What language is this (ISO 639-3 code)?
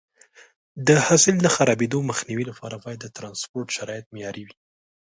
pus